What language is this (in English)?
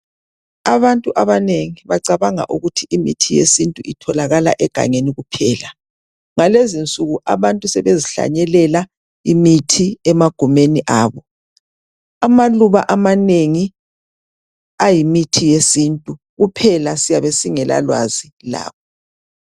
North Ndebele